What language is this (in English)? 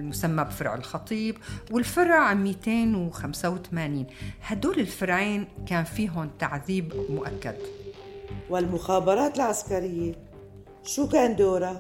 Arabic